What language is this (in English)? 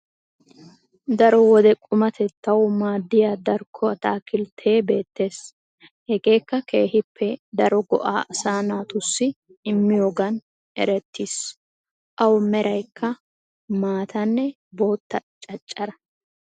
Wolaytta